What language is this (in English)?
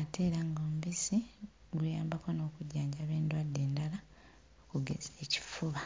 Ganda